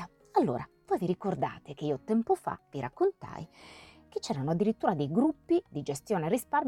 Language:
Italian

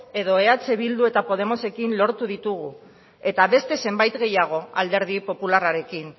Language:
Basque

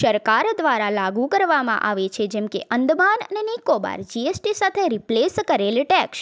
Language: Gujarati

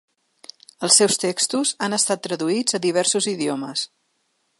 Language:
Catalan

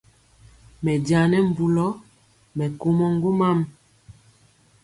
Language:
Mpiemo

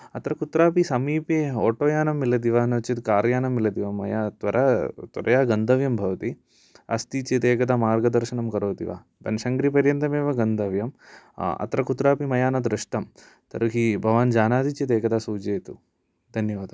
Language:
Sanskrit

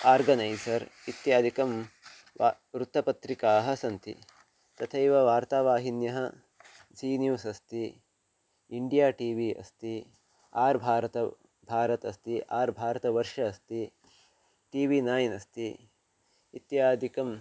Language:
Sanskrit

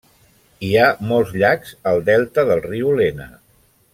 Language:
Catalan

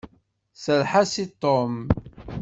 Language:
Kabyle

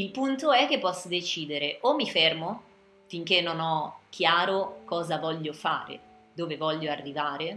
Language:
Italian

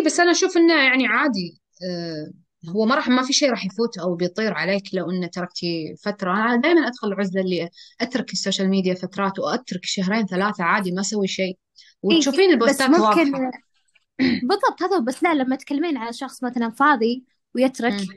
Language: Arabic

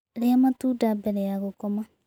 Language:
Kikuyu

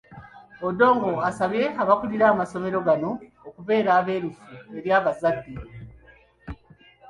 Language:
Ganda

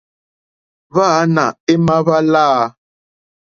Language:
Mokpwe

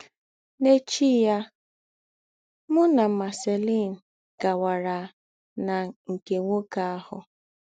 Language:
Igbo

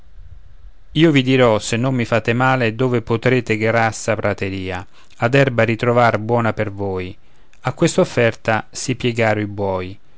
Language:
Italian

